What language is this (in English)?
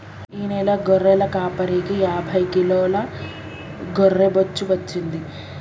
Telugu